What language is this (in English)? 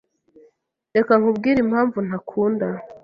Kinyarwanda